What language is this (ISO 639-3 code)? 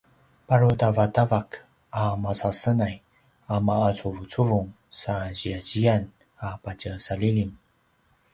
pwn